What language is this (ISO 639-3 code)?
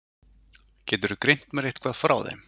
isl